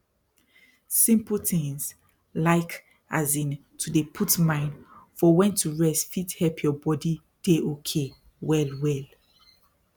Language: Nigerian Pidgin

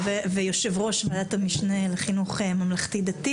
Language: Hebrew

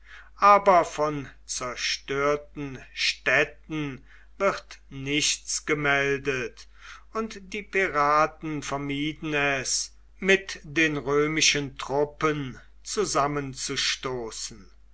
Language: German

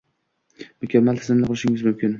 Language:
Uzbek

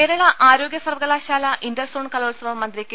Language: Malayalam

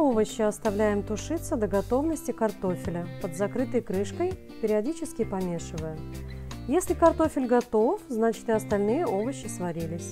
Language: Russian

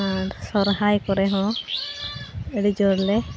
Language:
Santali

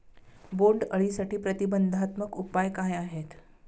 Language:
Marathi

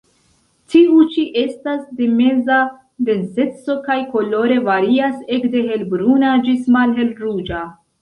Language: Esperanto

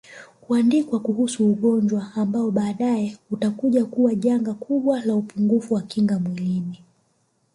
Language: Swahili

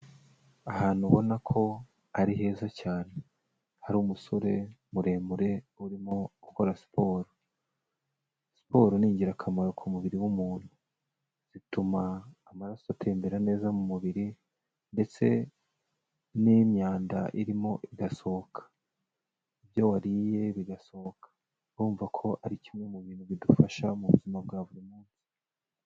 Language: Kinyarwanda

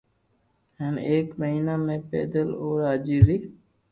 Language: Loarki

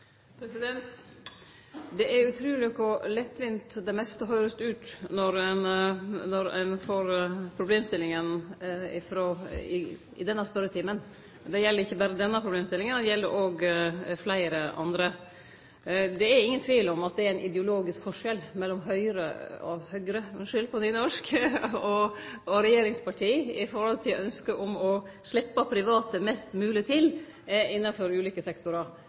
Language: Norwegian Nynorsk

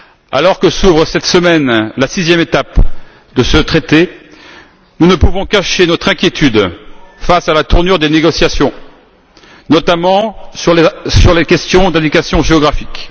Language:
French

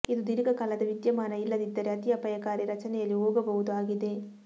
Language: Kannada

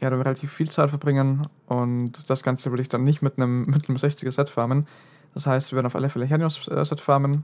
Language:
German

